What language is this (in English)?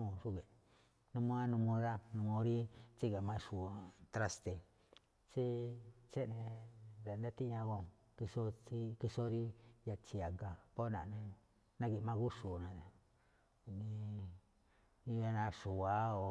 Malinaltepec Me'phaa